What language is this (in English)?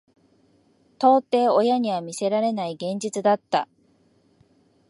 Japanese